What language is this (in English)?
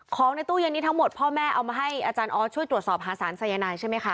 Thai